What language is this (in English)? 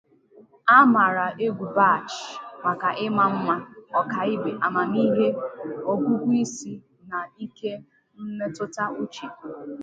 Igbo